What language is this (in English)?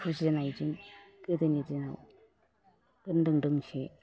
Bodo